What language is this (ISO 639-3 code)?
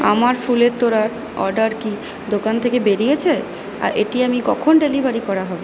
ben